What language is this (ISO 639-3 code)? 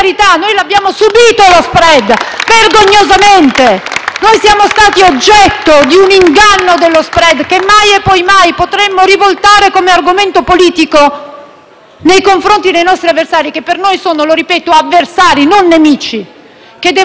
ita